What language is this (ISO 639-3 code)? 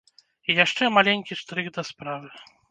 bel